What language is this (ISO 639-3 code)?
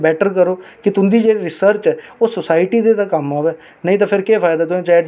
doi